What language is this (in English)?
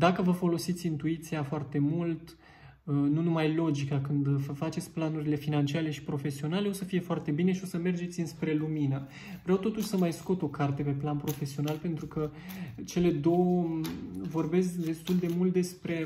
Romanian